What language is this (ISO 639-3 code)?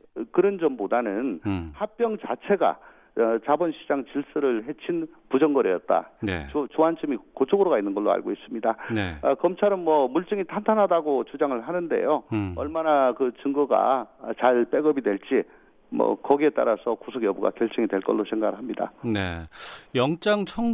kor